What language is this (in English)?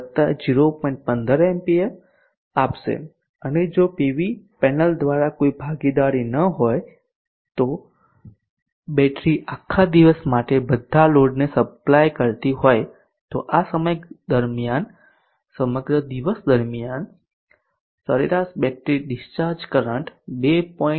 Gujarati